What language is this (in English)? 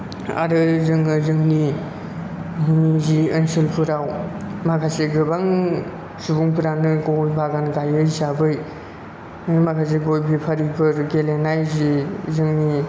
Bodo